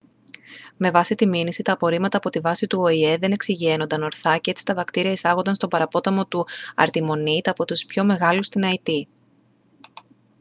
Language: Greek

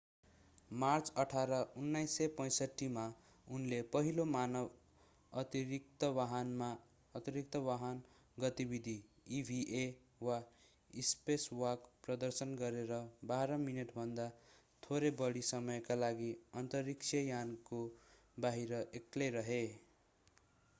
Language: Nepali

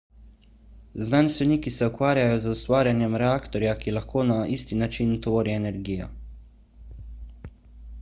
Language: Slovenian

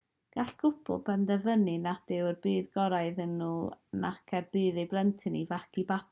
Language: Welsh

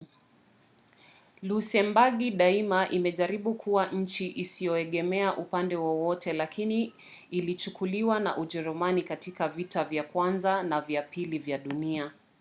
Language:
Swahili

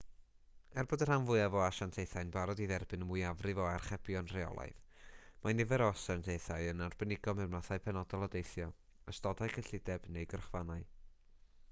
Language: Welsh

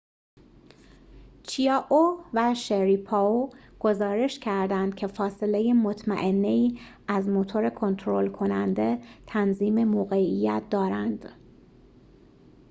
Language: Persian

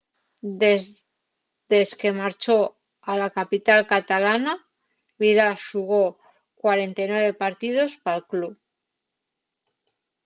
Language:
Asturian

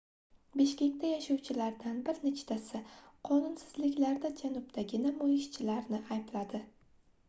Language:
Uzbek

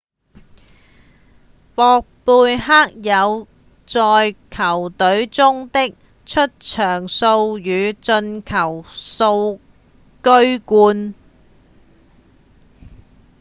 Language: Cantonese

